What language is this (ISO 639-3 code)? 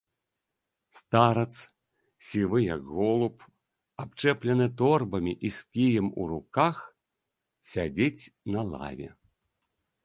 bel